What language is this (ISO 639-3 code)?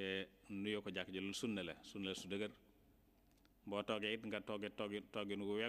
ara